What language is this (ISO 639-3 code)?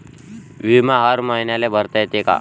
mar